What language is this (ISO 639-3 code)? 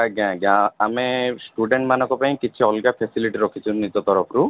ori